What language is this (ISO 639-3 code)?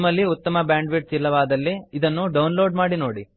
kan